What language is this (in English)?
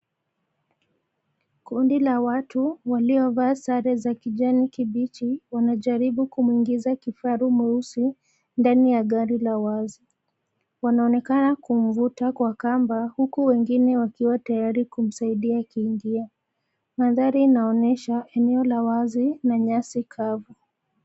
Swahili